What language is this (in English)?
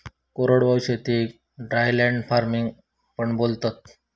Marathi